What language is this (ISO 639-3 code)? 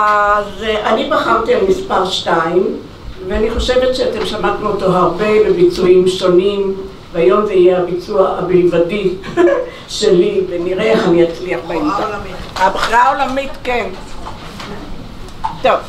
heb